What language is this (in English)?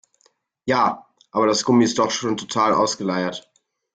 German